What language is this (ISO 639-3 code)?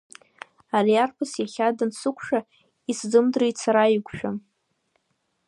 abk